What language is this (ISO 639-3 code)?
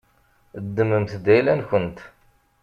kab